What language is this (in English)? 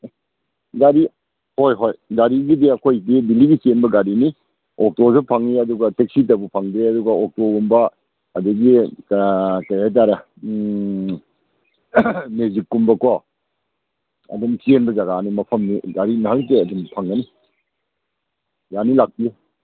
Manipuri